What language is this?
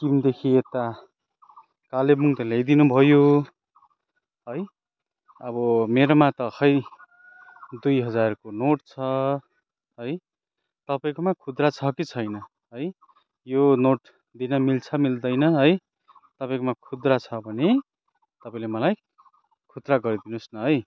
Nepali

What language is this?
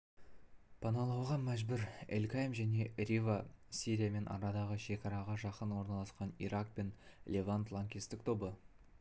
Kazakh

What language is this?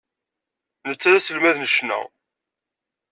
Kabyle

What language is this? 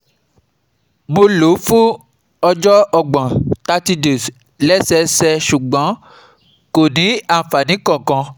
Yoruba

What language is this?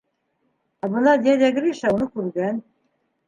Bashkir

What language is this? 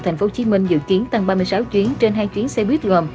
Vietnamese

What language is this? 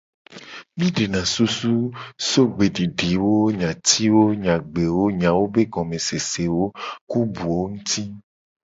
Gen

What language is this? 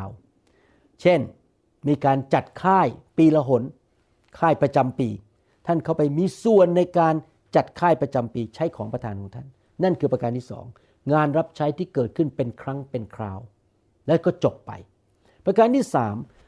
Thai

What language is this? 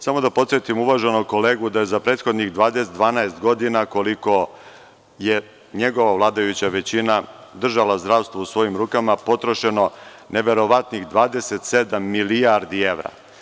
Serbian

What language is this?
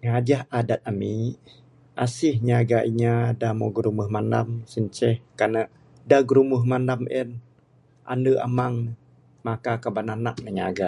Bukar-Sadung Bidayuh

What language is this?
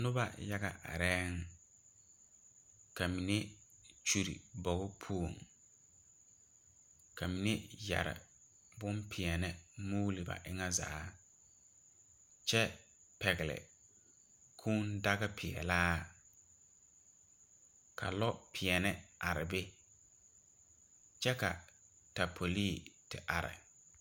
Southern Dagaare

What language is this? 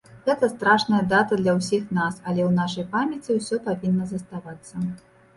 Belarusian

